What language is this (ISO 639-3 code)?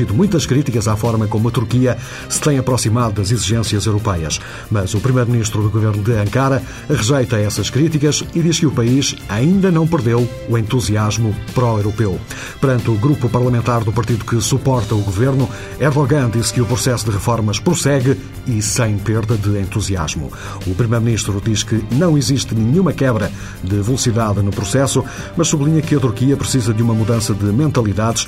por